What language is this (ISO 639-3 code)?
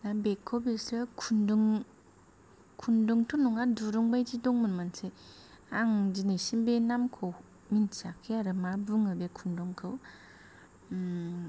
brx